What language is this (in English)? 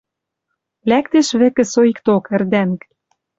Western Mari